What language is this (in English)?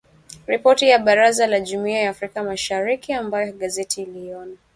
Swahili